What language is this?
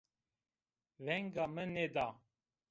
Zaza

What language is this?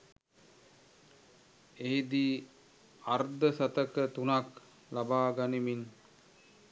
Sinhala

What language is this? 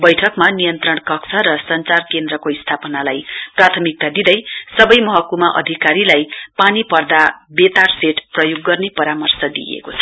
Nepali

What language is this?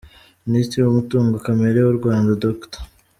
Kinyarwanda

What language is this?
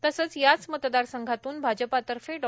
Marathi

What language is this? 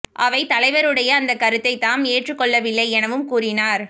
Tamil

